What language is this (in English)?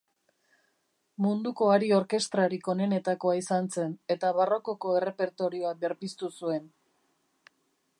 Basque